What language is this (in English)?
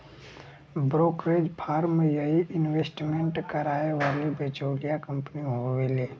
Bhojpuri